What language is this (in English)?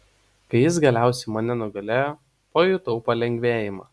Lithuanian